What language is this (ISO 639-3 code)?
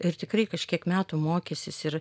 lit